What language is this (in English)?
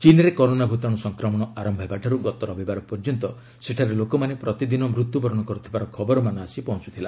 Odia